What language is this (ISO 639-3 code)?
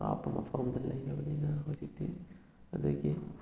mni